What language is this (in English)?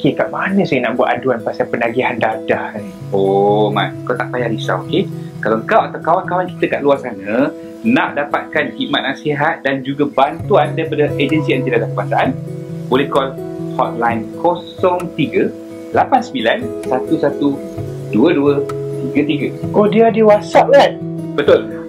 Malay